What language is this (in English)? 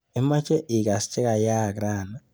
Kalenjin